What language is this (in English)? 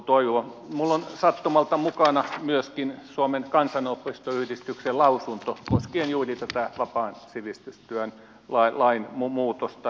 Finnish